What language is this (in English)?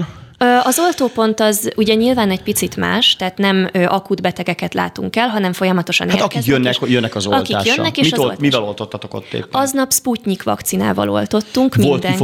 Hungarian